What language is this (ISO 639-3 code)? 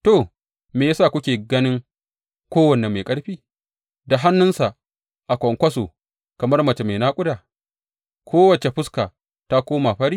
hau